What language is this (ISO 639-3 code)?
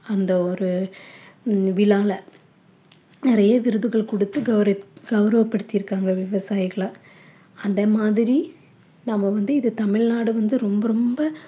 tam